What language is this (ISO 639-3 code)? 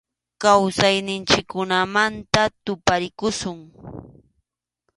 qxu